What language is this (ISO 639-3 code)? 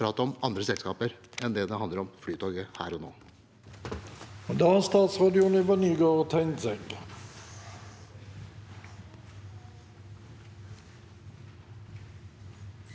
nor